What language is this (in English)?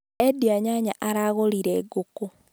Kikuyu